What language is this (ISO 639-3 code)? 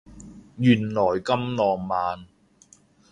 yue